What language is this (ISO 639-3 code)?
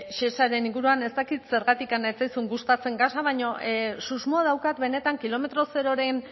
eus